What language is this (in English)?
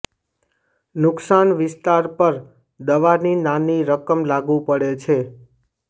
Gujarati